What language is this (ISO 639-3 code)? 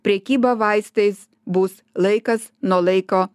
lit